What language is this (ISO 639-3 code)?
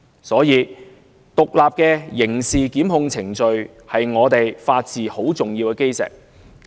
yue